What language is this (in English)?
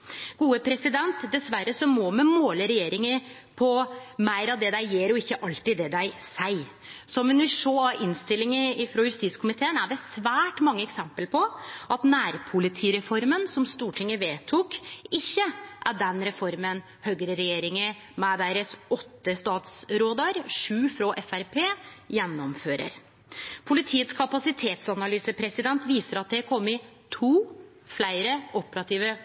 Norwegian Nynorsk